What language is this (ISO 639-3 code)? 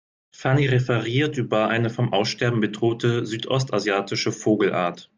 deu